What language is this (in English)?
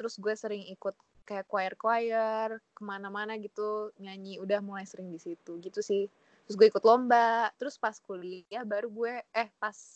Indonesian